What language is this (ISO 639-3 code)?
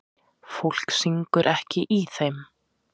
isl